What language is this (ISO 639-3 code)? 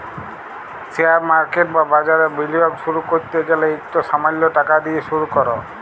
ben